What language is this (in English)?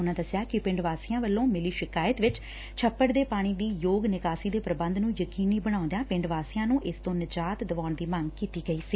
Punjabi